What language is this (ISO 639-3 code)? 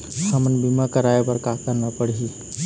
hne